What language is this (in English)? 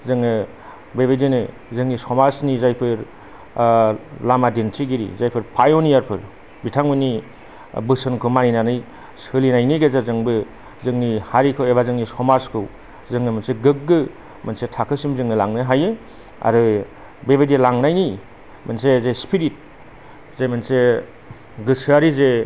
Bodo